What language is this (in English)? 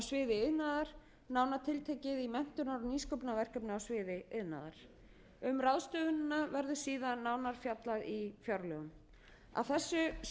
Icelandic